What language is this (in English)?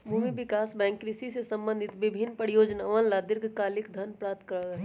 Magahi